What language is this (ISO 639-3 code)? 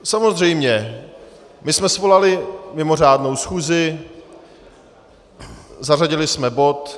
ces